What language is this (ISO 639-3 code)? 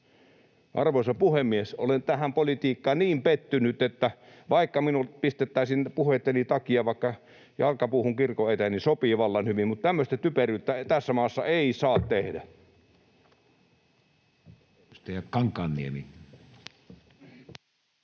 fin